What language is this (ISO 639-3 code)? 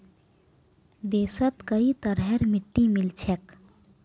mag